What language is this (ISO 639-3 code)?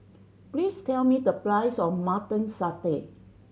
eng